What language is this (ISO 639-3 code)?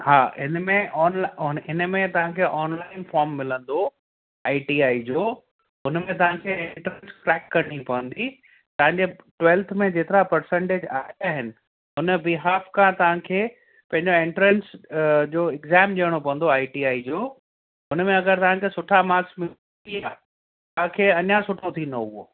snd